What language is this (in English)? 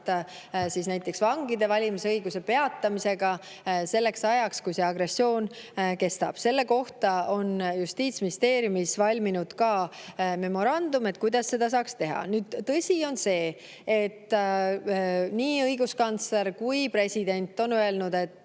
Estonian